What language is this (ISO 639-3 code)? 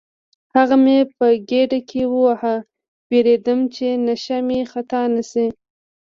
pus